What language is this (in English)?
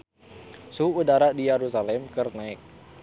Sundanese